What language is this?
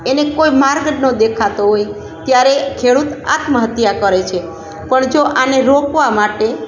Gujarati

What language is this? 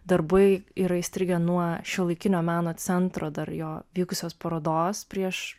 Lithuanian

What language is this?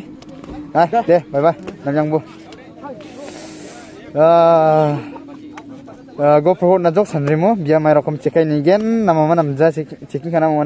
Indonesian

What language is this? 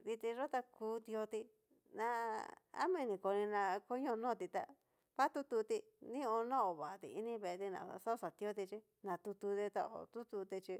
Cacaloxtepec Mixtec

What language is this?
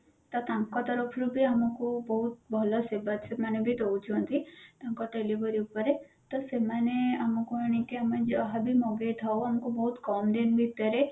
Odia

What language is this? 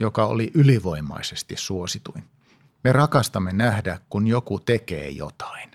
Finnish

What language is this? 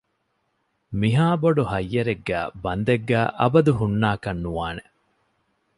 Divehi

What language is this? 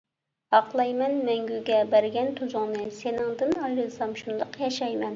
Uyghur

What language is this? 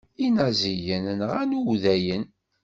Kabyle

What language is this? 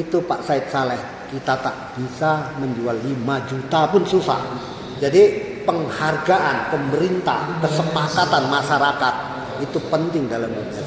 Indonesian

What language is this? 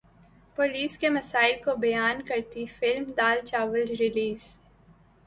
Urdu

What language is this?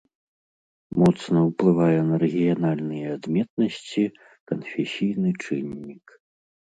Belarusian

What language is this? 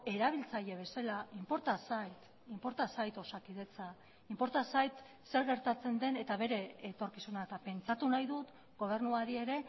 Basque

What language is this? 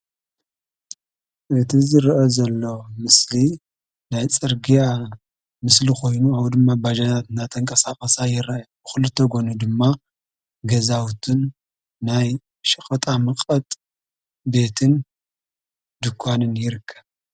Tigrinya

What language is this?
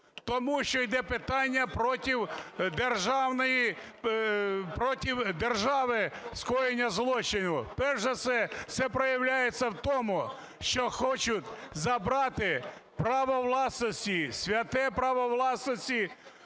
Ukrainian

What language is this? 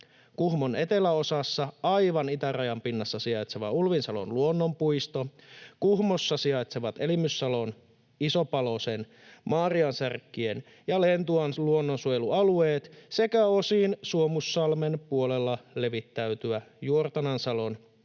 Finnish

